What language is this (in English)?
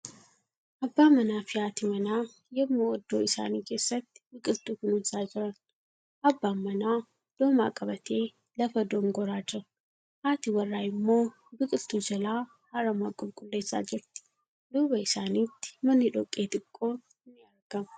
Oromo